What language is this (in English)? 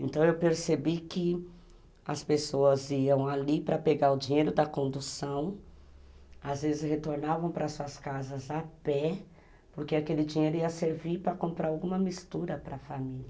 Portuguese